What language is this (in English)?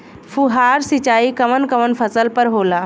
Bhojpuri